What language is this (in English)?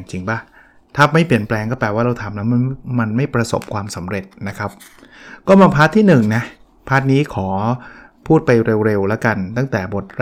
Thai